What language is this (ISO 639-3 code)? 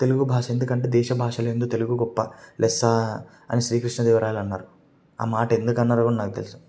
tel